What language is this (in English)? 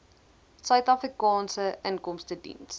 Afrikaans